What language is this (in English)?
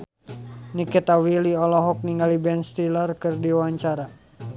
Sundanese